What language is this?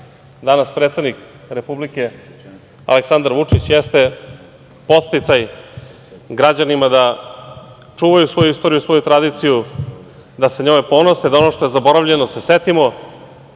Serbian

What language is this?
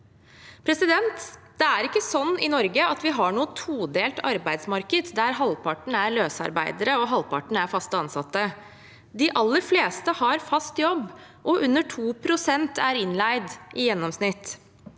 Norwegian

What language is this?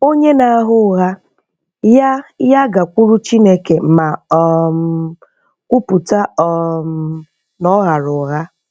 Igbo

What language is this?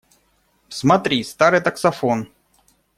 Russian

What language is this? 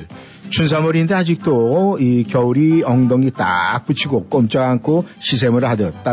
Korean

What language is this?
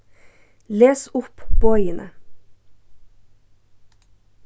Faroese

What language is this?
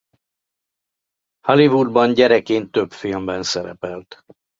Hungarian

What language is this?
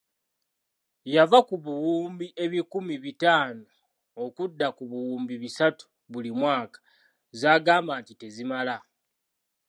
Ganda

